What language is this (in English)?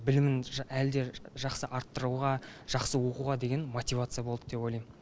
Kazakh